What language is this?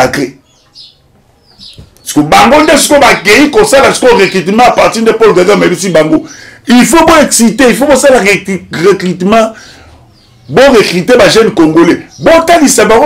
French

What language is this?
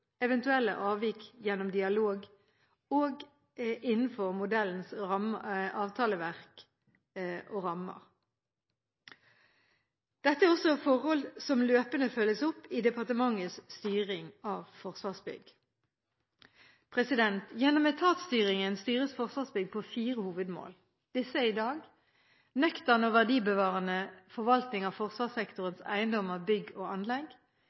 Norwegian Bokmål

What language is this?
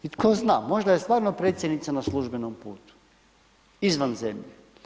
Croatian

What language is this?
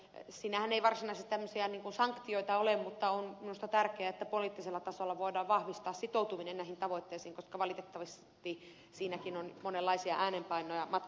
Finnish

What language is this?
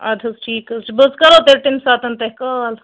Kashmiri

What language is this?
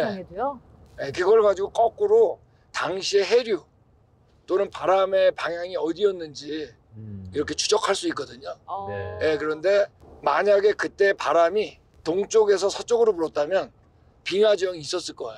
Korean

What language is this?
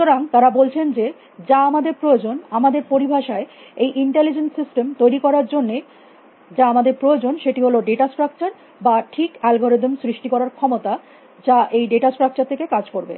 Bangla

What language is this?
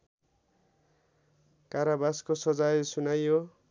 Nepali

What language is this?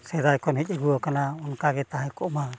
Santali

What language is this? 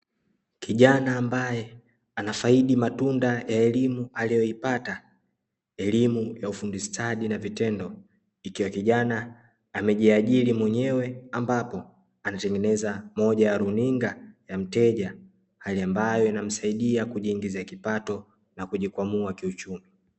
Swahili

